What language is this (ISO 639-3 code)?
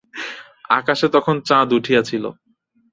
ben